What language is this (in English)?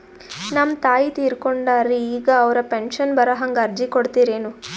Kannada